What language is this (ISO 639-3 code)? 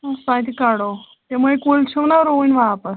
kas